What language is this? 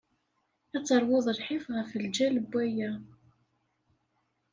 Kabyle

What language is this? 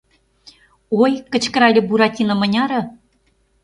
Mari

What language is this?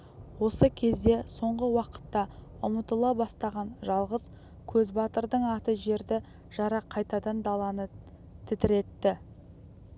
Kazakh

